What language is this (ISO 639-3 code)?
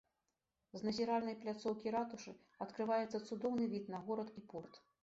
bel